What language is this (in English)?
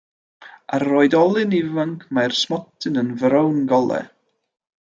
Welsh